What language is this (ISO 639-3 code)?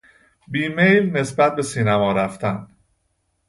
fas